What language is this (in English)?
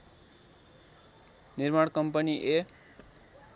Nepali